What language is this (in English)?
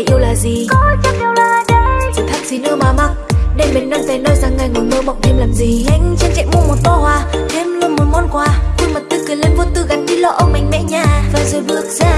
Indonesian